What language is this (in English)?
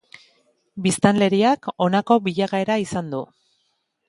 Basque